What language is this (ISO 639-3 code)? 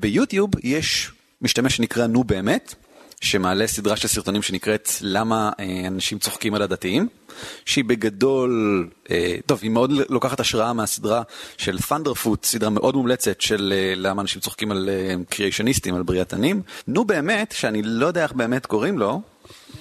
heb